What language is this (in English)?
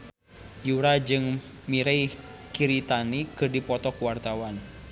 Sundanese